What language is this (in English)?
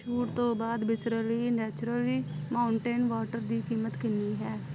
Punjabi